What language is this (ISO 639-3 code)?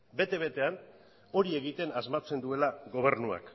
eus